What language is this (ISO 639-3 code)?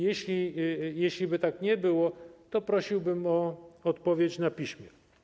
pol